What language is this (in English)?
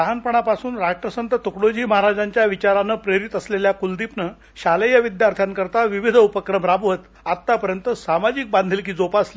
Marathi